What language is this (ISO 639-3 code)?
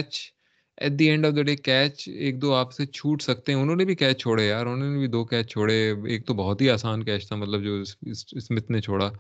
urd